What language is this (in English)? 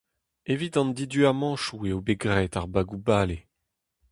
Breton